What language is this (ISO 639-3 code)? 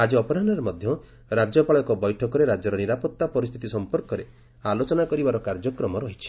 ori